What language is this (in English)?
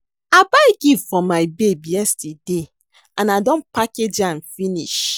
Nigerian Pidgin